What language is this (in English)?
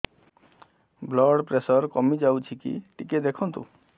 Odia